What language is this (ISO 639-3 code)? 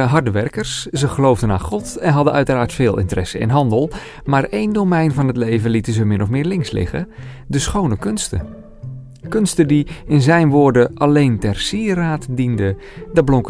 nld